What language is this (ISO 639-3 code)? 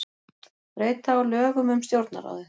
isl